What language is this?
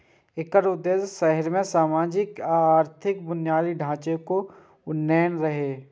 Maithili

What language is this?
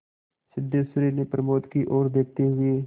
Hindi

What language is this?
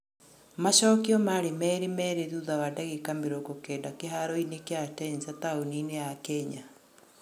Kikuyu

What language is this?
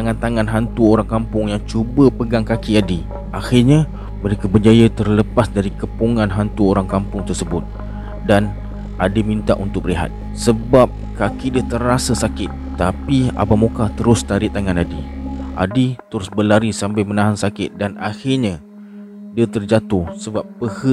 Malay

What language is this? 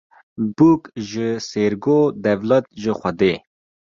Kurdish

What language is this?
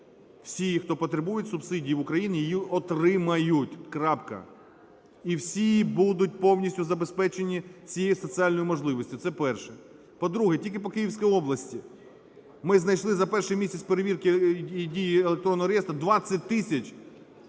Ukrainian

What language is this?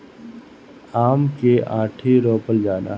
Bhojpuri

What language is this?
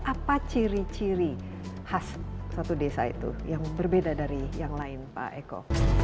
Indonesian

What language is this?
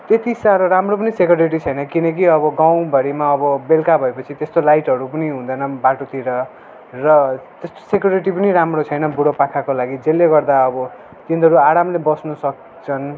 Nepali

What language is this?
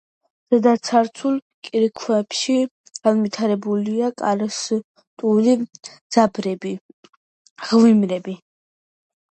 Georgian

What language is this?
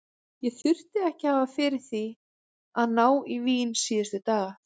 Icelandic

